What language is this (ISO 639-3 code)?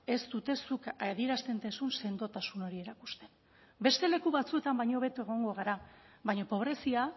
eus